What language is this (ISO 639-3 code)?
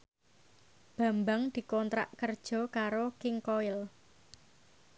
jav